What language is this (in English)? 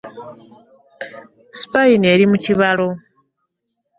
Ganda